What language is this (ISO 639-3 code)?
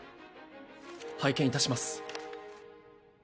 jpn